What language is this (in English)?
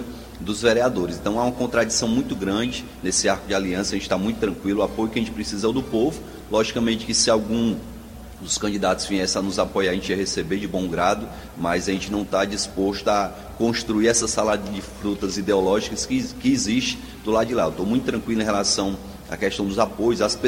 Portuguese